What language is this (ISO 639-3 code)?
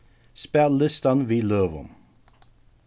fao